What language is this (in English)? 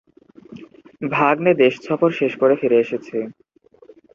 Bangla